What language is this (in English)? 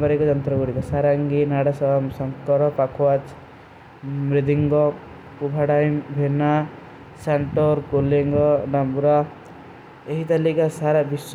Kui (India)